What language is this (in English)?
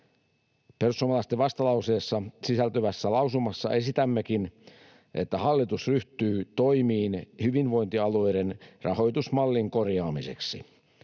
Finnish